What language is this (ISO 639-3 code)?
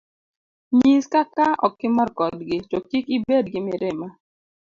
luo